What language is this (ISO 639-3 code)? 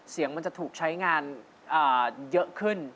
tha